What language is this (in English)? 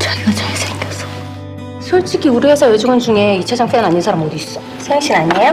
Korean